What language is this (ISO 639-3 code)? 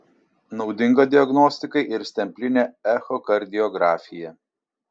lit